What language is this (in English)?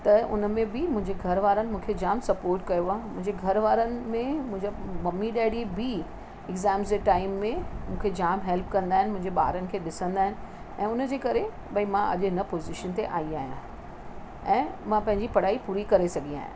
Sindhi